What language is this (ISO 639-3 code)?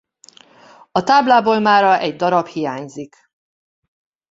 hun